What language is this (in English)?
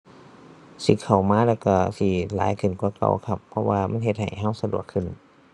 Thai